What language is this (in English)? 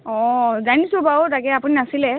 Assamese